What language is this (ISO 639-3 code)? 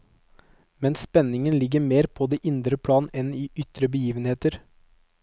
nor